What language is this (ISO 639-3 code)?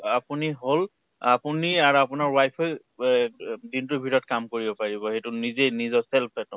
asm